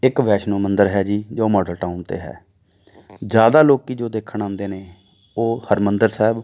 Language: Punjabi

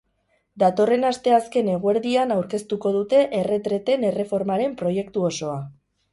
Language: Basque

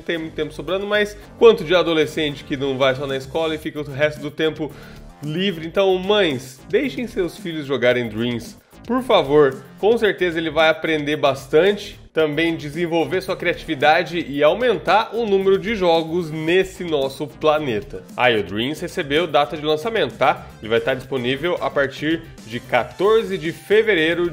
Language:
Portuguese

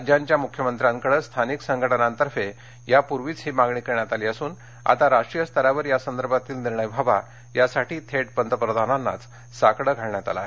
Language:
Marathi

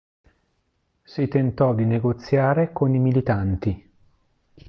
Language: Italian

